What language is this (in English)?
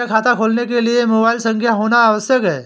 Hindi